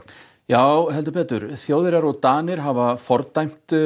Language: Icelandic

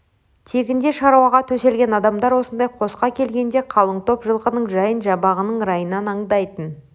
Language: Kazakh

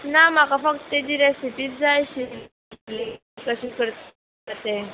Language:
Konkani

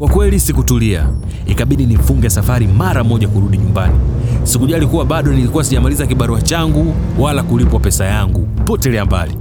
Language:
Swahili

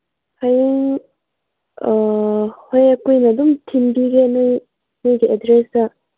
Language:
Manipuri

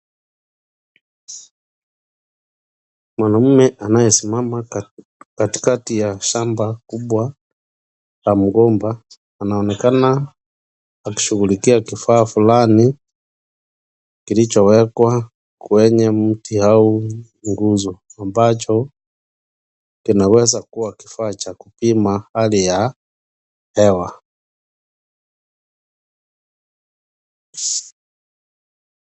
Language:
Swahili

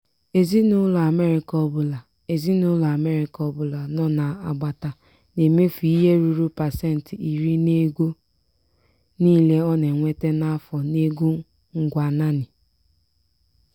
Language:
Igbo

